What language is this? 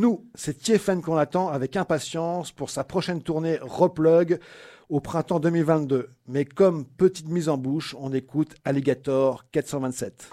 French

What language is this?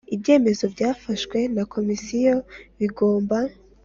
Kinyarwanda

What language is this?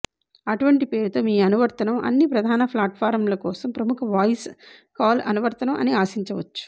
Telugu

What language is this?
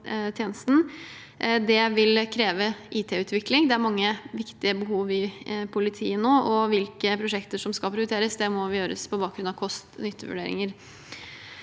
Norwegian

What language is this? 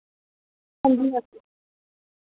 Dogri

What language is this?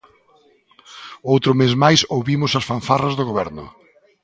Galician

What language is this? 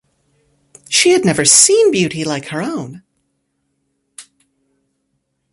English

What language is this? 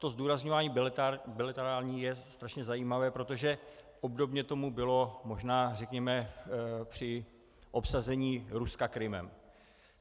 Czech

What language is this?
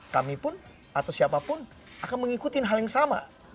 Indonesian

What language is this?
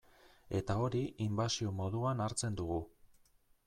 Basque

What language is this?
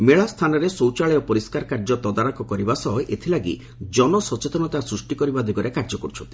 Odia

